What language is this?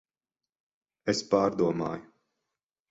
Latvian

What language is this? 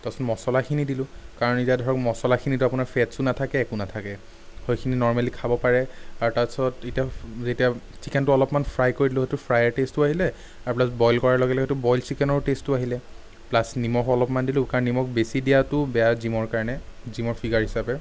Assamese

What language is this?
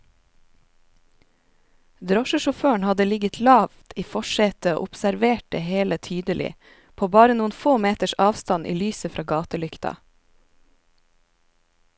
Norwegian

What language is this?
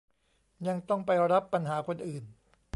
Thai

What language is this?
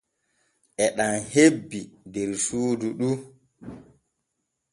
Borgu Fulfulde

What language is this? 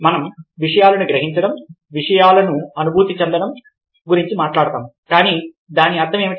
Telugu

